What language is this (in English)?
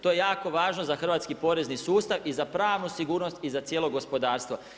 Croatian